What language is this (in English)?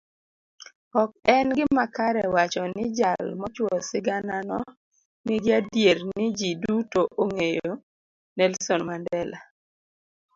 Luo (Kenya and Tanzania)